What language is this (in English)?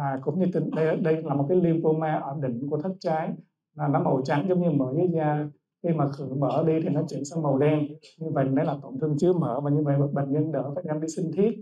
Vietnamese